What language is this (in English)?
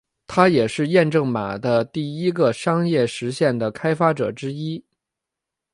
Chinese